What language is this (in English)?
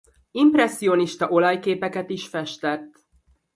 Hungarian